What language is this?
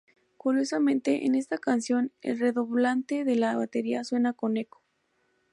Spanish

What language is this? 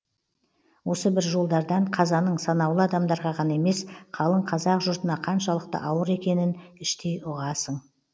Kazakh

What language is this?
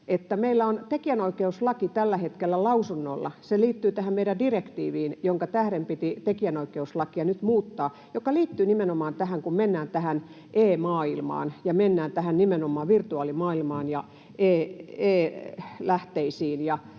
Finnish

